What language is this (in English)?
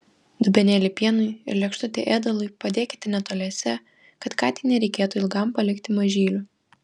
Lithuanian